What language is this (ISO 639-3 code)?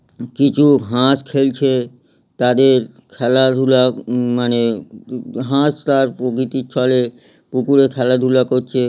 ben